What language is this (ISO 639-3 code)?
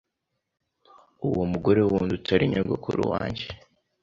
kin